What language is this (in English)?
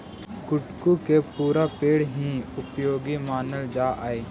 Magahi